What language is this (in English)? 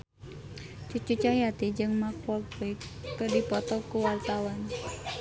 Sundanese